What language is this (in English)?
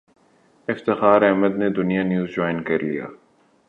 Urdu